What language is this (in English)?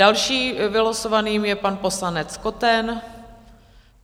Czech